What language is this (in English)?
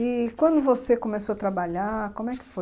Portuguese